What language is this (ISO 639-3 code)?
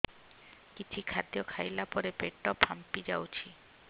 ori